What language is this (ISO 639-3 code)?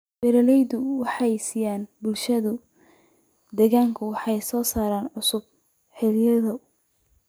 som